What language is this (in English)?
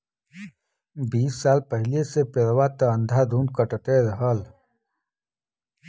Bhojpuri